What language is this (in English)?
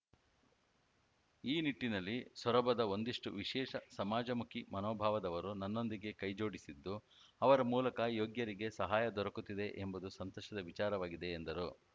Kannada